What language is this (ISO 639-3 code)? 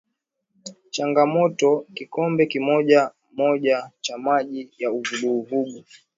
swa